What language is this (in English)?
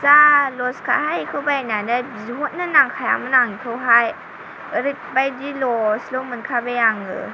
Bodo